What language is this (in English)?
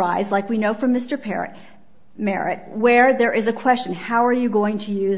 English